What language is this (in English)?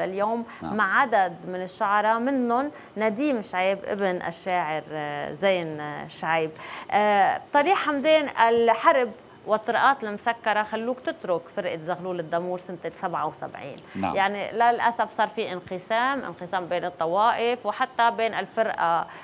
Arabic